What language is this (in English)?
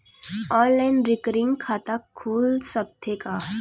Chhattisgarhi